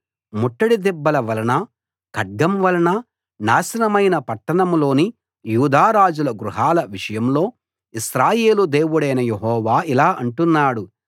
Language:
Telugu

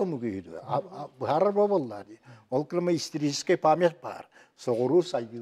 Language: Turkish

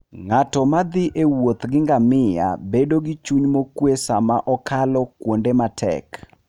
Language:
Luo (Kenya and Tanzania)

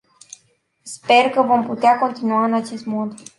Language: Romanian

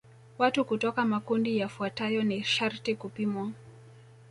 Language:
Swahili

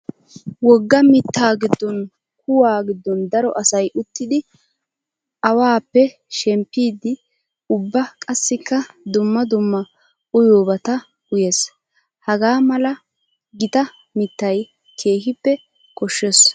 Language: Wolaytta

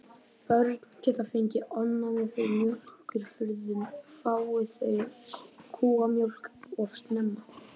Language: Icelandic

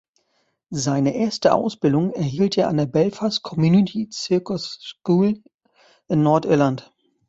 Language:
German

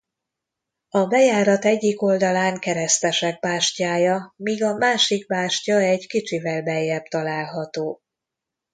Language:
Hungarian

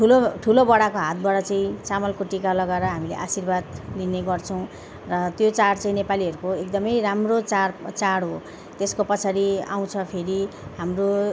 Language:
Nepali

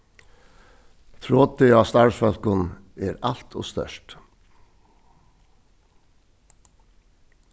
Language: Faroese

